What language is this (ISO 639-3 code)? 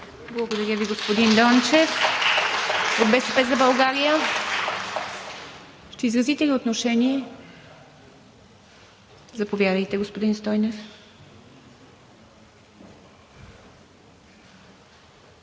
bul